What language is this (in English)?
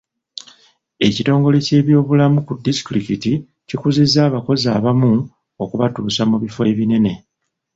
Ganda